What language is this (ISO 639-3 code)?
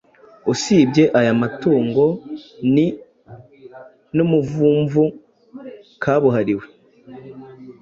kin